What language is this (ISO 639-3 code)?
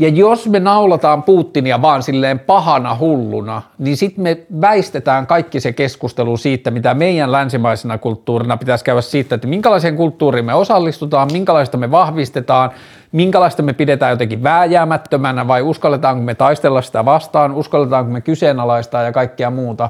fin